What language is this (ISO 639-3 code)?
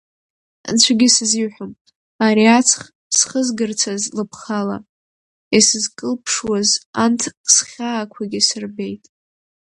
abk